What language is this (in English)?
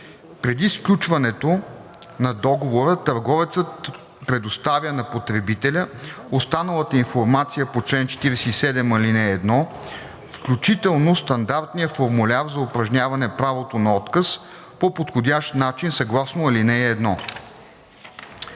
Bulgarian